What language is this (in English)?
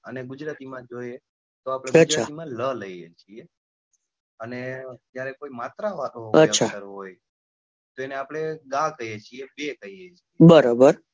Gujarati